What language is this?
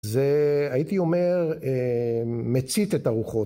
Hebrew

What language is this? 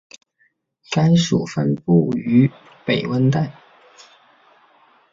Chinese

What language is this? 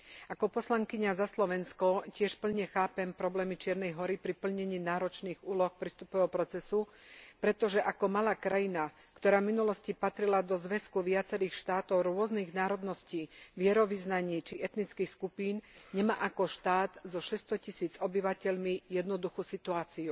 Slovak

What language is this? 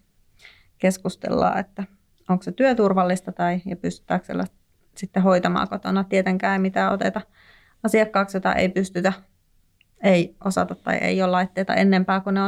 Finnish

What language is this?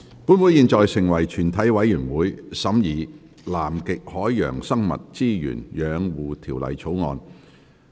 Cantonese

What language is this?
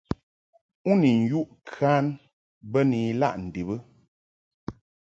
Mungaka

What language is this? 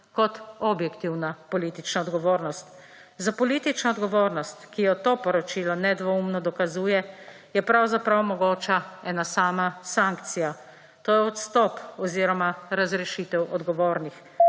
Slovenian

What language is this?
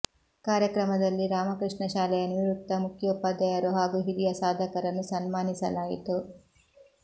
Kannada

